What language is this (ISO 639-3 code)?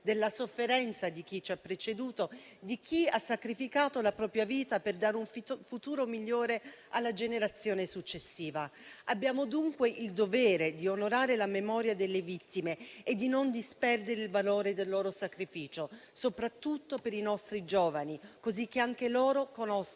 ita